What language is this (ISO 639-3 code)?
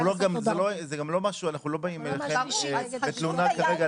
heb